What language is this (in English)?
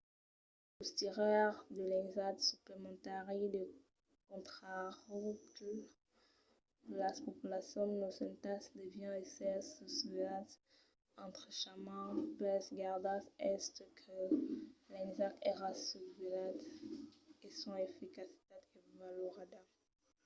Occitan